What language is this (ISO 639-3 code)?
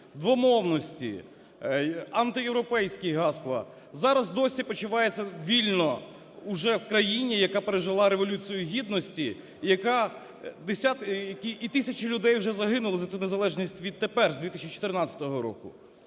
ukr